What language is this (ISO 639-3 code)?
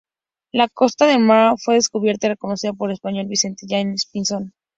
spa